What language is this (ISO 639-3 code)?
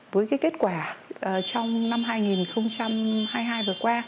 vie